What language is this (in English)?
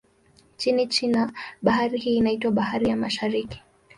Swahili